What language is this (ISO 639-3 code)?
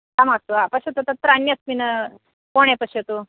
san